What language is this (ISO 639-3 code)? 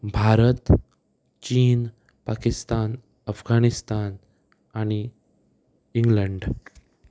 kok